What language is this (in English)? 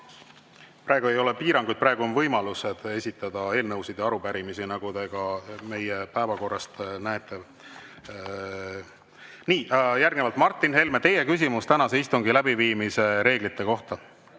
Estonian